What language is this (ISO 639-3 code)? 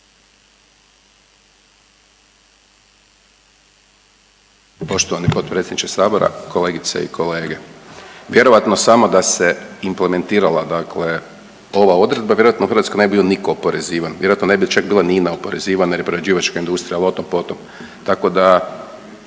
hrv